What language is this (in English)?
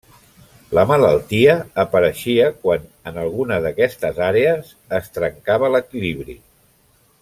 Catalan